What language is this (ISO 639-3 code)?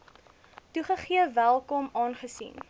afr